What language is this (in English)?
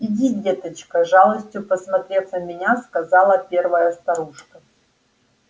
Russian